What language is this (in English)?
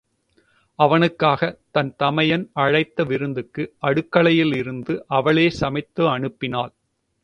Tamil